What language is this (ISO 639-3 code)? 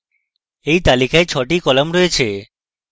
ben